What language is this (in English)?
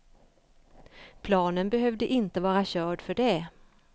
Swedish